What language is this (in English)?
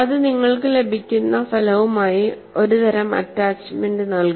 Malayalam